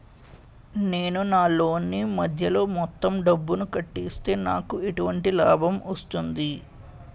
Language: Telugu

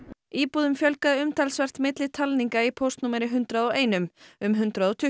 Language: Icelandic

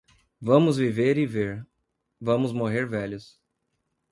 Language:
Portuguese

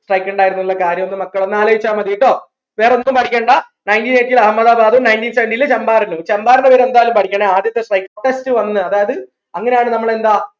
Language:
Malayalam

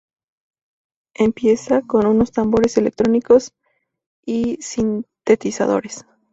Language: Spanish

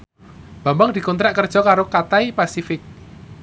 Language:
Javanese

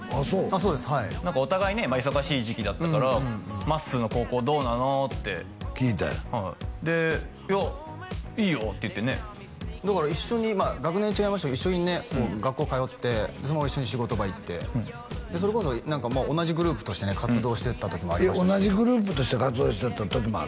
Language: Japanese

